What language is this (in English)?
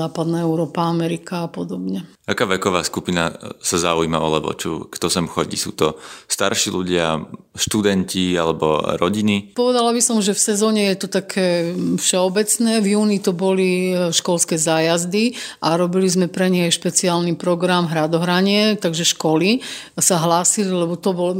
Slovak